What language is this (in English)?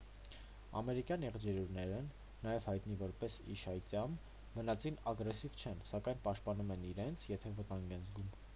Armenian